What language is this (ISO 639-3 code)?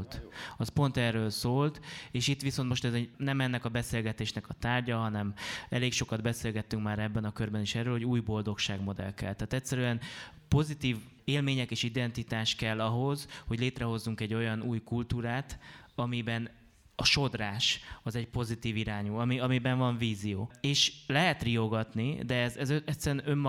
hun